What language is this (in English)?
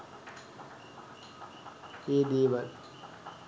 Sinhala